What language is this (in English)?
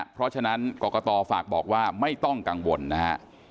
Thai